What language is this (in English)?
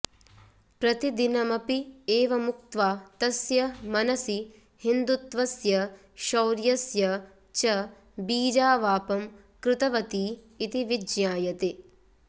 Sanskrit